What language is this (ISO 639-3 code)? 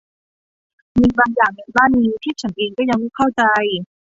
tha